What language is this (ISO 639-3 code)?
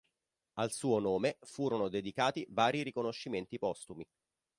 ita